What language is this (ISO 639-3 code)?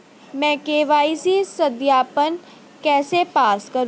hin